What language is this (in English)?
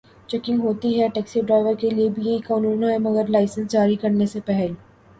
Urdu